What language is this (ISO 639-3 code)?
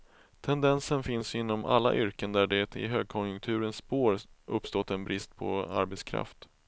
swe